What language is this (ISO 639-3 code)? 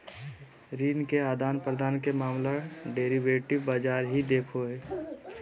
mag